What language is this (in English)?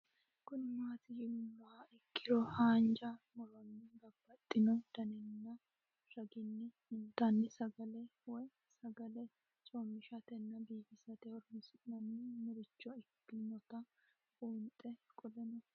Sidamo